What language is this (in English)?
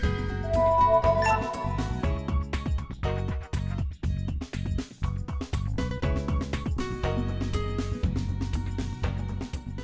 Vietnamese